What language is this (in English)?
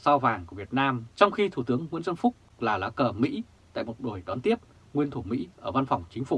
Vietnamese